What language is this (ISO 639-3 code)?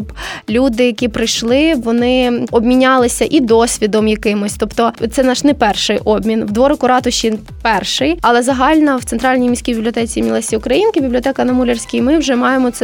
ukr